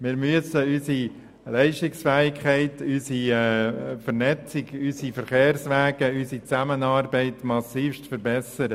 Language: Swiss German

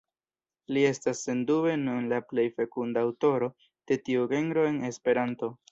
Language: Esperanto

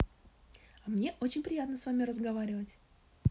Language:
Russian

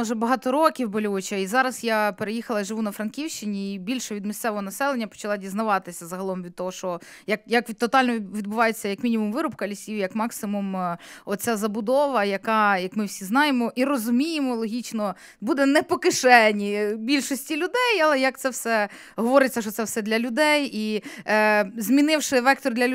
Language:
Ukrainian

